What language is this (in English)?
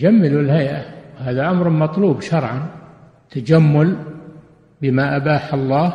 Arabic